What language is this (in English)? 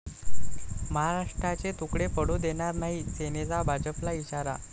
Marathi